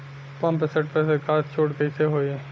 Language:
Bhojpuri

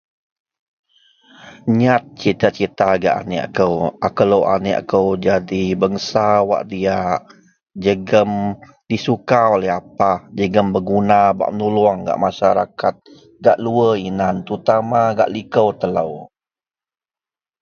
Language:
Central Melanau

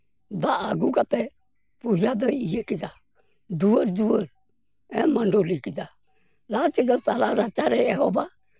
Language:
Santali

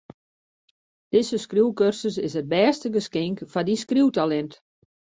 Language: Western Frisian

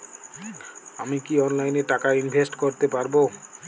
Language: Bangla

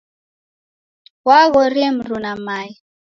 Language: Taita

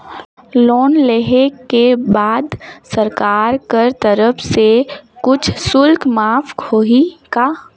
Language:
Chhattisgarhi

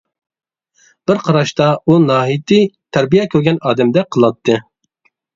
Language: Uyghur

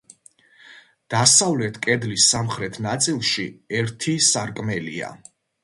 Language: Georgian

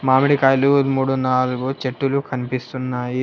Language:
Telugu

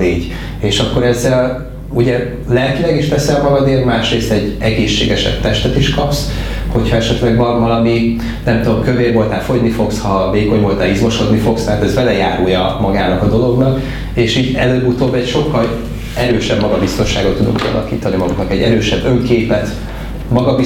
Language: Hungarian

